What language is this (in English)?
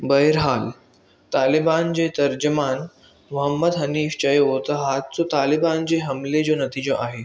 Sindhi